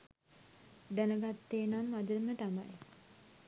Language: Sinhala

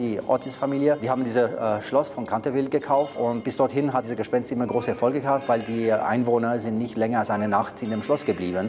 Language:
German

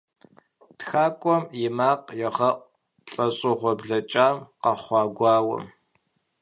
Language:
Kabardian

